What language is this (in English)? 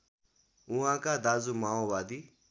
Nepali